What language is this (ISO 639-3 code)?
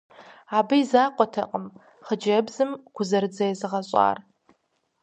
kbd